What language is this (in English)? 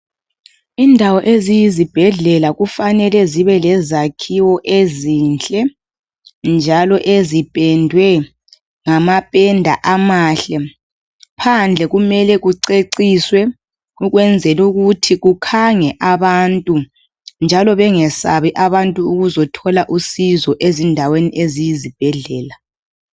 North Ndebele